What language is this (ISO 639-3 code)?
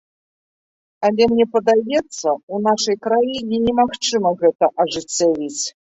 bel